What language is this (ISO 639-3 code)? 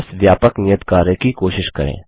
hin